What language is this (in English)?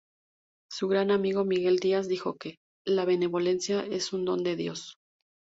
Spanish